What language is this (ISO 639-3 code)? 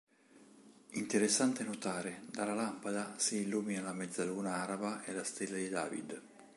ita